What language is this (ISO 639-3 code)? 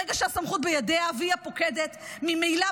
heb